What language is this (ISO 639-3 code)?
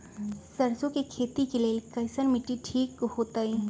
mag